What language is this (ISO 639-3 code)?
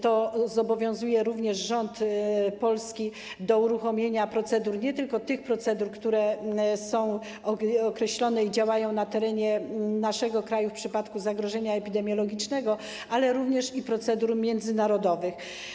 pol